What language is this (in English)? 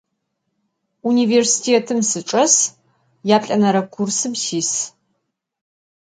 Adyghe